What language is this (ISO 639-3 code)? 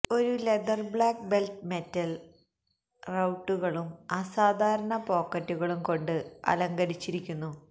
mal